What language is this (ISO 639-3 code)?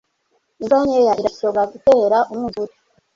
kin